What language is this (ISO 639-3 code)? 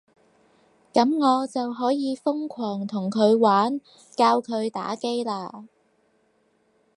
yue